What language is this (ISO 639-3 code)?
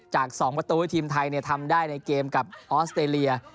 tha